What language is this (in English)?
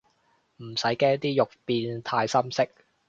Cantonese